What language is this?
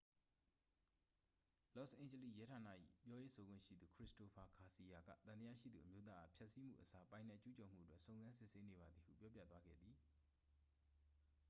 Burmese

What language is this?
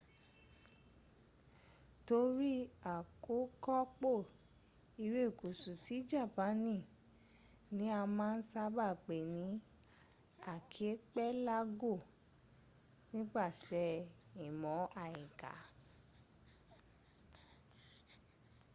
Yoruba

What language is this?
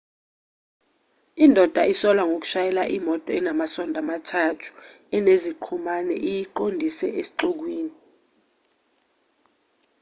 Zulu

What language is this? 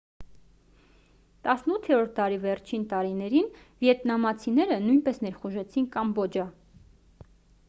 Armenian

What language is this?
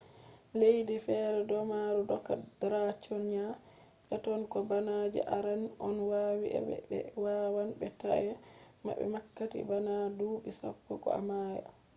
Fula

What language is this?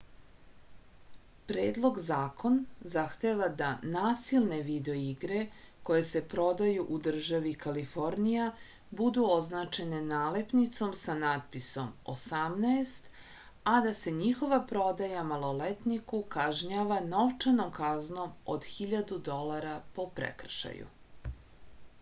Serbian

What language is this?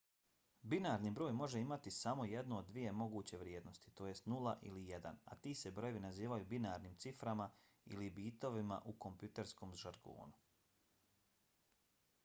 Bosnian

